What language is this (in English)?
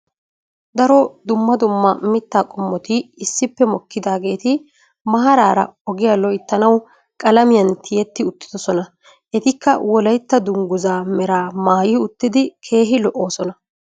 Wolaytta